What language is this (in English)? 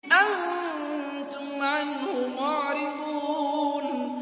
Arabic